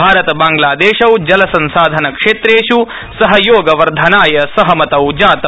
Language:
Sanskrit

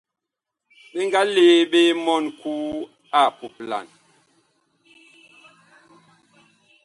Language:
Bakoko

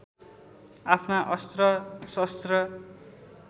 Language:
Nepali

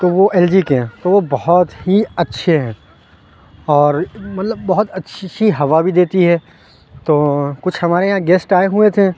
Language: Urdu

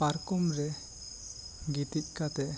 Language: Santali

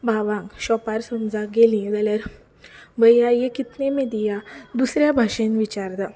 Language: Konkani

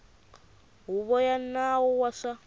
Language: Tsonga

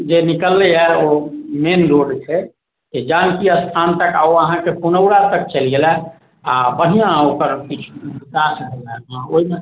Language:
Maithili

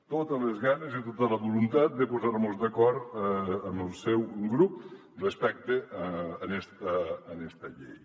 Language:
Catalan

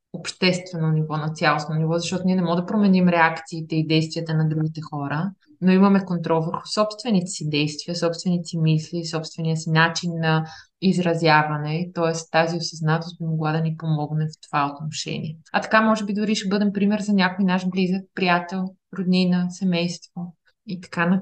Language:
Bulgarian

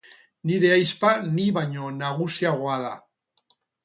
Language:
Basque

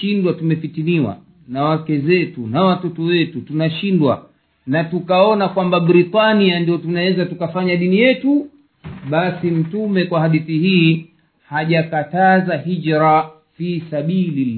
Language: Swahili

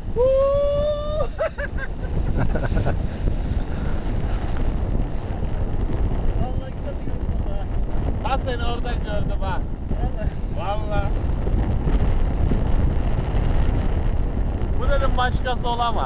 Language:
Turkish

